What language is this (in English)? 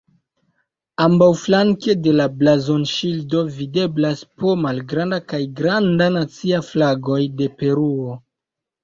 Esperanto